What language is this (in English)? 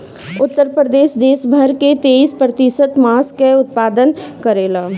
Bhojpuri